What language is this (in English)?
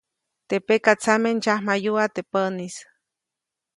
Copainalá Zoque